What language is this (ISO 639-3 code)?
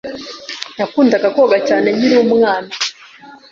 kin